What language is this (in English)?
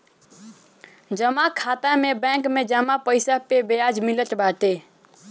Bhojpuri